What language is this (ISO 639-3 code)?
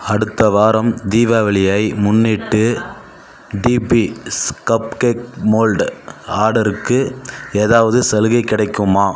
tam